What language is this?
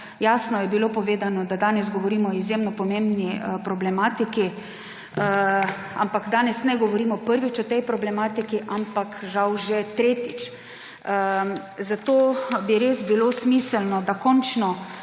Slovenian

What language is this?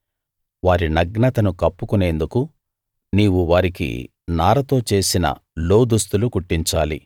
Telugu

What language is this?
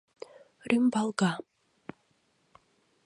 Mari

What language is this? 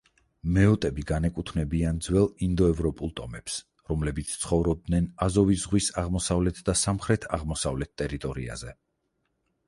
Georgian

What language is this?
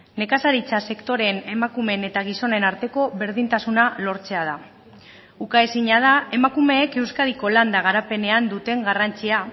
Basque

